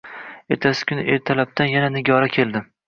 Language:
Uzbek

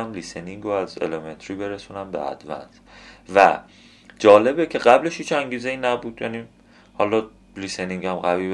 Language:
Persian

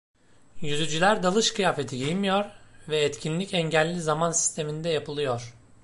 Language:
Turkish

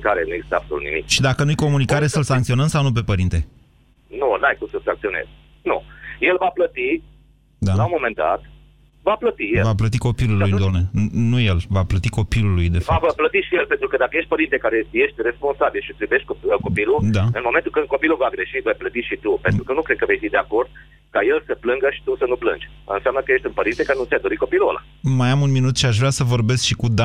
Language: Romanian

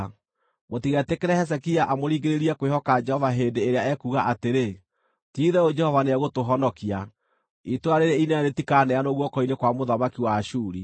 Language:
Kikuyu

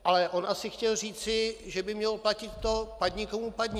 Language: Czech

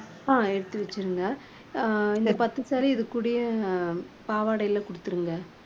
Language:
Tamil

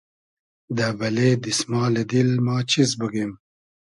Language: Hazaragi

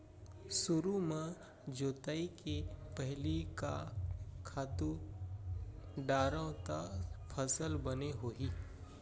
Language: Chhattisgarhi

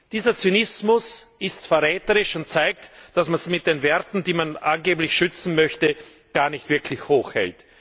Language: German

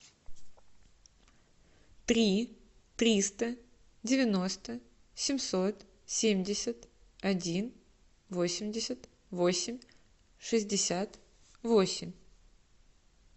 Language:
Russian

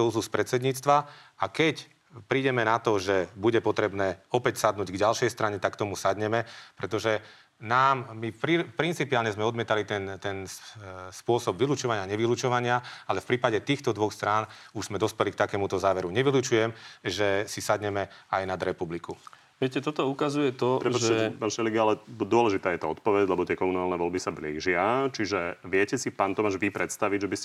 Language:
Slovak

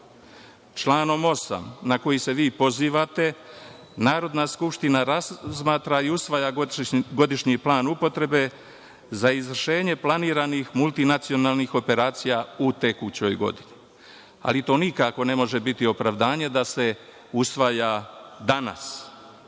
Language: Serbian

